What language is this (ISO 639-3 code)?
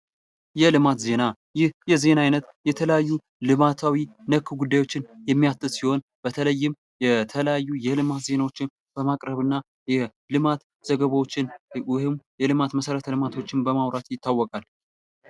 amh